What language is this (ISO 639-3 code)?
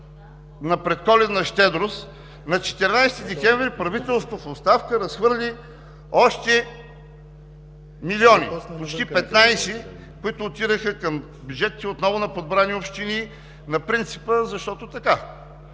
bul